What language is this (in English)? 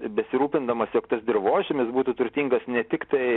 Lithuanian